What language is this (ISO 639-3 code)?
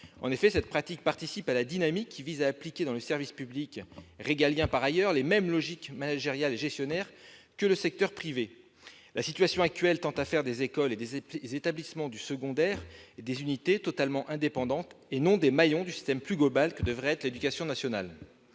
fra